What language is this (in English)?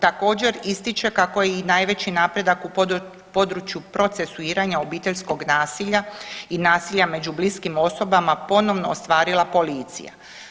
Croatian